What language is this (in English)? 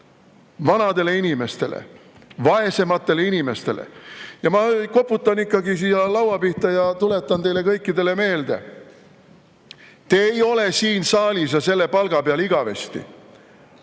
Estonian